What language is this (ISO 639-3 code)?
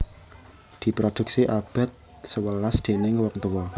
jav